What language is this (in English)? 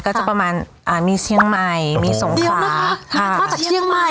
Thai